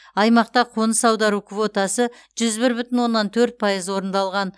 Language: Kazakh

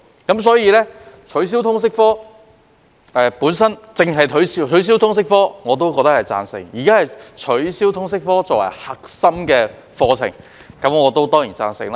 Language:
Cantonese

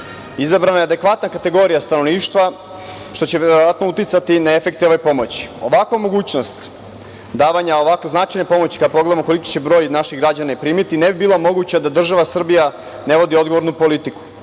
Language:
Serbian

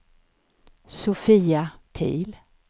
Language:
Swedish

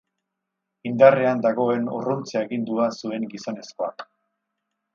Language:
Basque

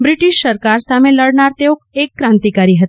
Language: Gujarati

